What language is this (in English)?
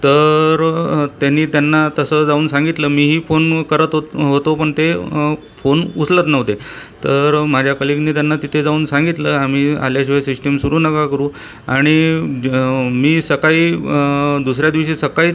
Marathi